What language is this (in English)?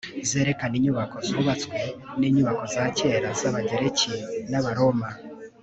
Kinyarwanda